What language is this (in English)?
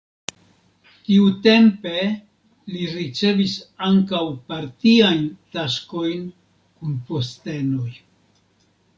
Esperanto